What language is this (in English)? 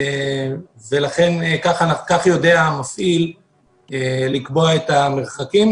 Hebrew